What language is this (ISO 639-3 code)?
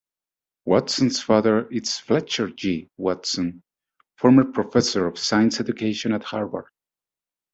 eng